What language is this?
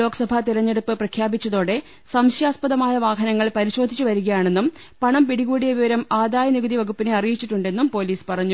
Malayalam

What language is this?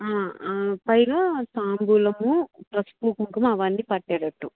Telugu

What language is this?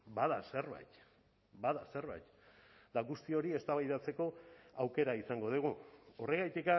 Basque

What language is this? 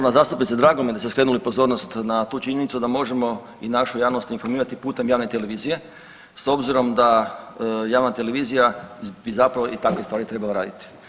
Croatian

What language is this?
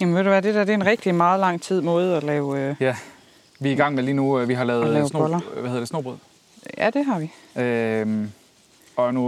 Danish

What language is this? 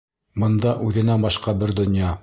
Bashkir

